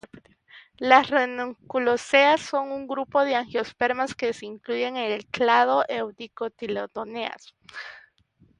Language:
Spanish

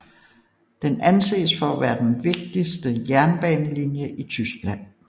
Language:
Danish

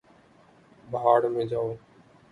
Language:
Urdu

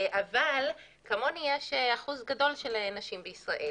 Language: Hebrew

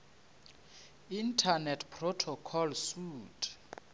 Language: Northern Sotho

